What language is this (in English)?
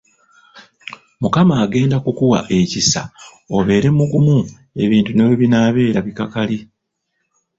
Ganda